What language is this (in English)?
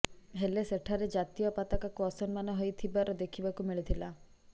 Odia